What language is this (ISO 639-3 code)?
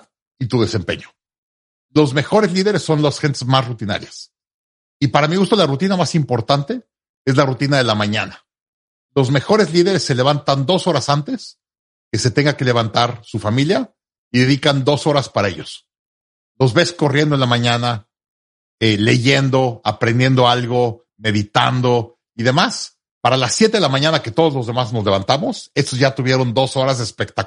spa